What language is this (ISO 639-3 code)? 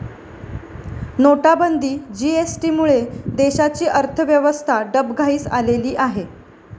mar